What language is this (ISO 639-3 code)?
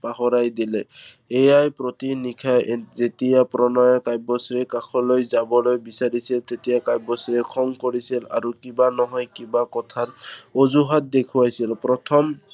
asm